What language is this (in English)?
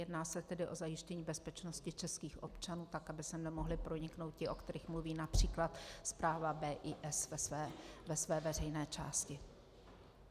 Czech